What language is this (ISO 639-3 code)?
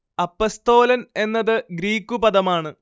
mal